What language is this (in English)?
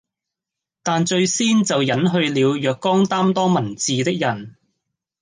Cantonese